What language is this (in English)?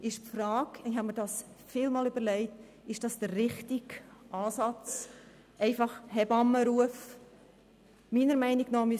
Swiss German